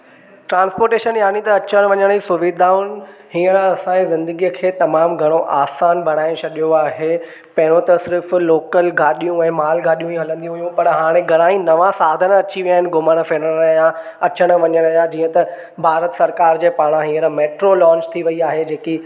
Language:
Sindhi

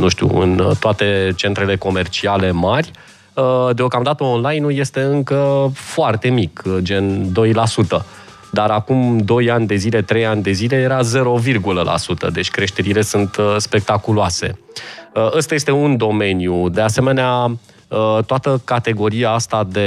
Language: Romanian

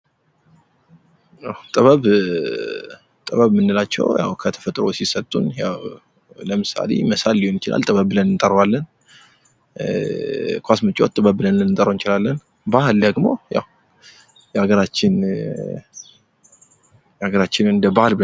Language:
Amharic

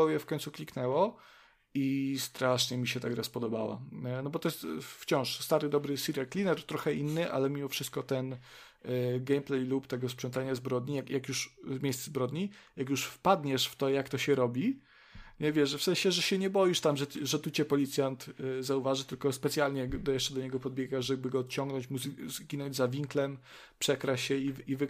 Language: Polish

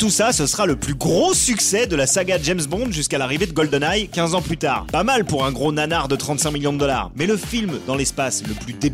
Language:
French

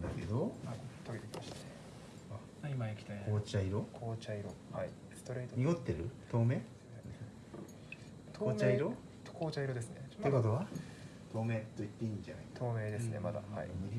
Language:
Japanese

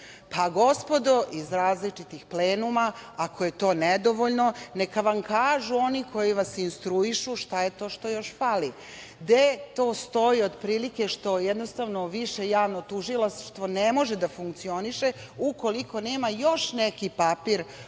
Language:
Serbian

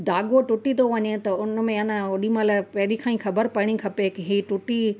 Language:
Sindhi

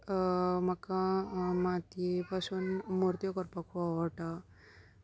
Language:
Konkani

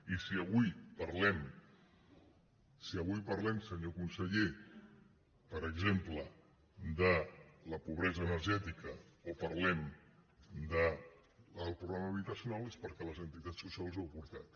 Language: Catalan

